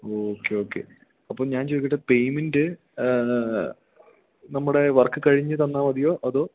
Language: Malayalam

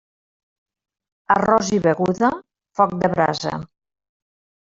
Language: Catalan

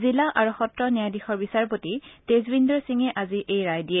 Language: Assamese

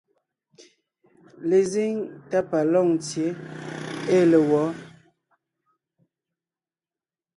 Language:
Ngiemboon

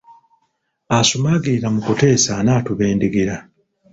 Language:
Ganda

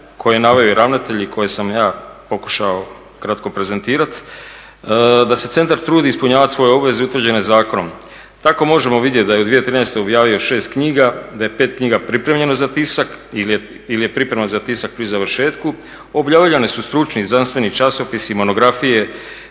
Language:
Croatian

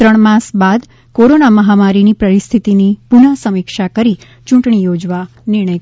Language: Gujarati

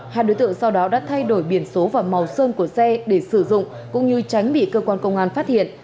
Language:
Vietnamese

